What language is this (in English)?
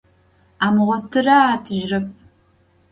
Adyghe